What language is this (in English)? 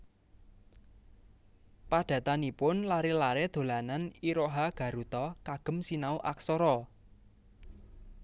Javanese